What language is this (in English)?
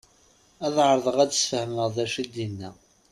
Kabyle